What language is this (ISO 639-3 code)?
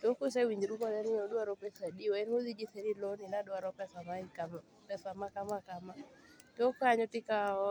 luo